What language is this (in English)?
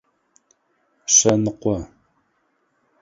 Adyghe